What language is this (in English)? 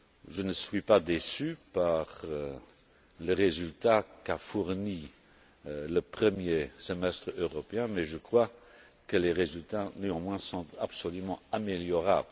French